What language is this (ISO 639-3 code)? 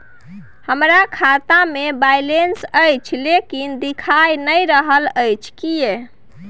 mai